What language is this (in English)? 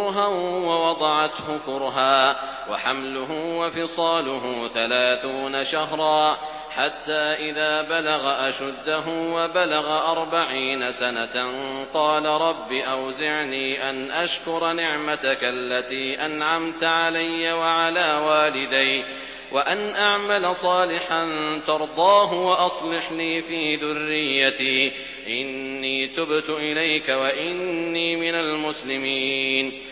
Arabic